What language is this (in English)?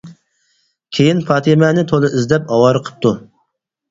Uyghur